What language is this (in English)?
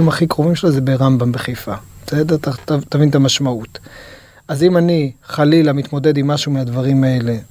Hebrew